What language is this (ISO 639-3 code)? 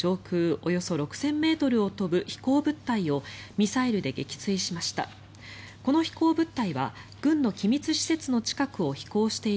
jpn